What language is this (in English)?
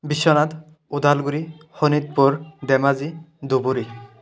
Assamese